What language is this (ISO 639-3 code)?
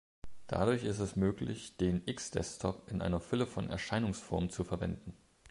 deu